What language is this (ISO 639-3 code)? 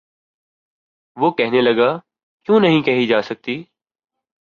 urd